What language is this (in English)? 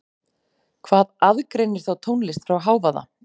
Icelandic